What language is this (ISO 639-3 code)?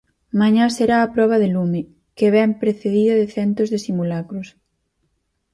glg